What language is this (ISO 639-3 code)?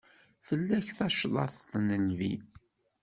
kab